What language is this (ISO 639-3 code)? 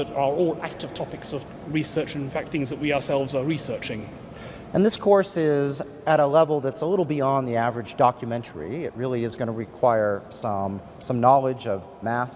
eng